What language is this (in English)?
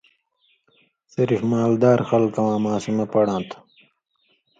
Indus Kohistani